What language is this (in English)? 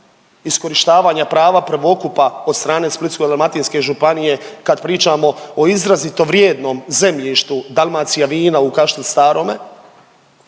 Croatian